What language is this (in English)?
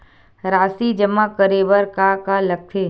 Chhattisgarhi